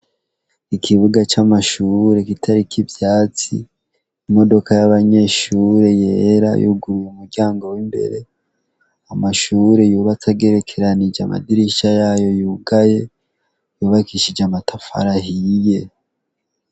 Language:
Rundi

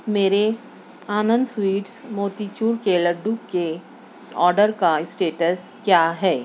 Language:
Urdu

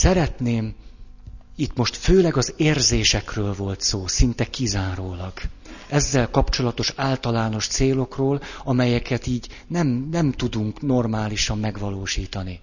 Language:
Hungarian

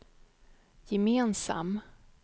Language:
Swedish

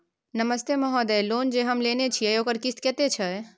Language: Maithili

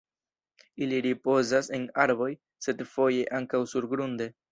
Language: Esperanto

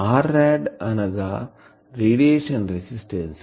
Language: Telugu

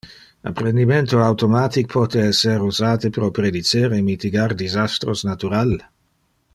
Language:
Interlingua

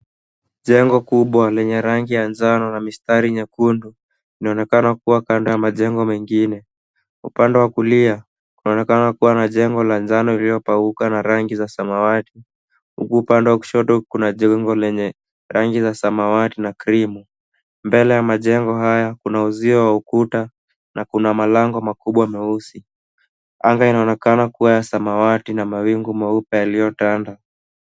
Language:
Swahili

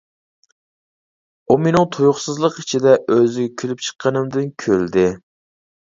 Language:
Uyghur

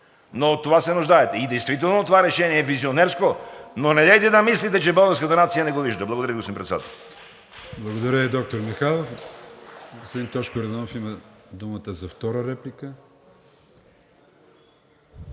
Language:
Bulgarian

